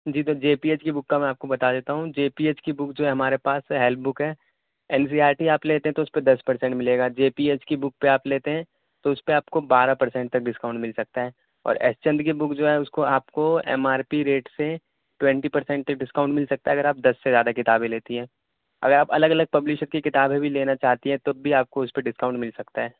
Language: Urdu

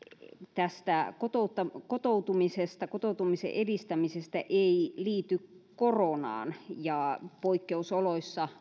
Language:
Finnish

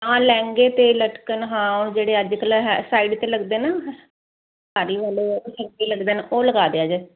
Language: Punjabi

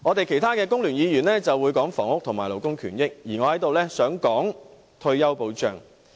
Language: Cantonese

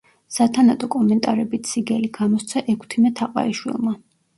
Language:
Georgian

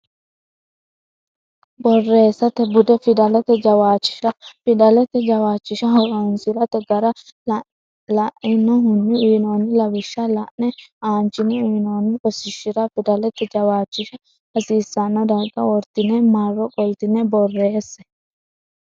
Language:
Sidamo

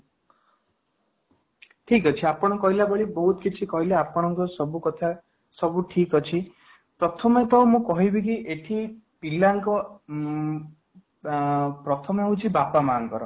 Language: Odia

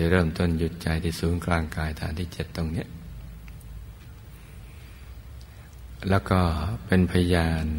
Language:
Thai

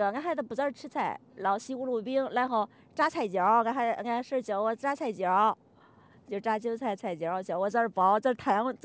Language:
Chinese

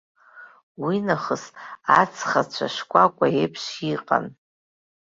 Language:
Abkhazian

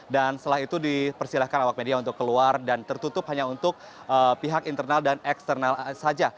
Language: Indonesian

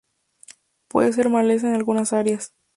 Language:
Spanish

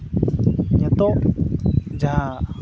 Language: Santali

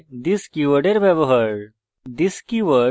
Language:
Bangla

